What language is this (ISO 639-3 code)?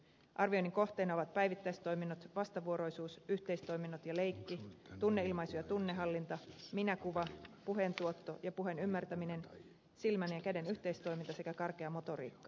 fin